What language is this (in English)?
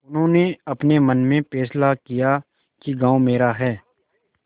Hindi